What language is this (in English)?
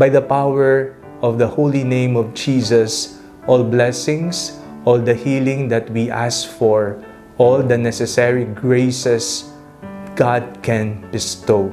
Filipino